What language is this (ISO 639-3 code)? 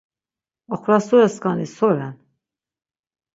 lzz